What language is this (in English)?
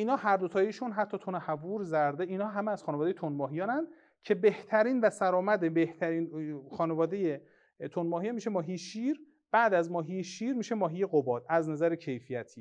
Persian